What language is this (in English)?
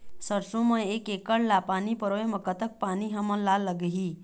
Chhattisgarhi